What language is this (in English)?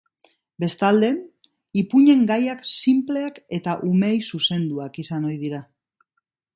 Basque